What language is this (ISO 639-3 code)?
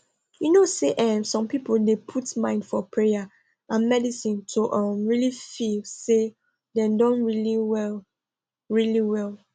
pcm